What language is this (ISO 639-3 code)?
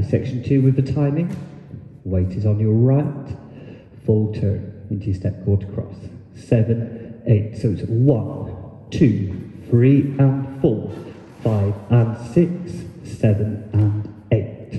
eng